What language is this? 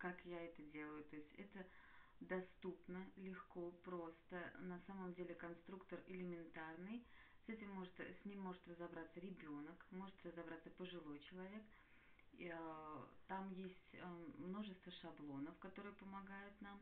Russian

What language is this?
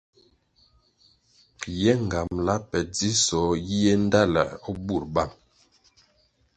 Kwasio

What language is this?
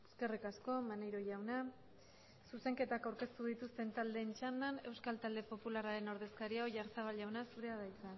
Basque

